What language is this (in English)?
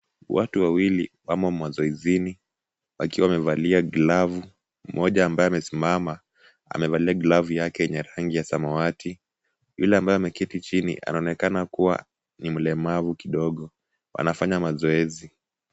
Swahili